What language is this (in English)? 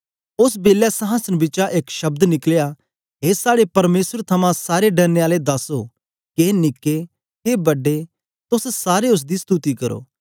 Dogri